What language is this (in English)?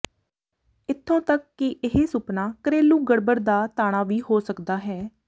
Punjabi